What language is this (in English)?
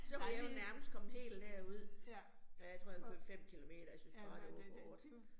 Danish